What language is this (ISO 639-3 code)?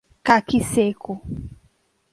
por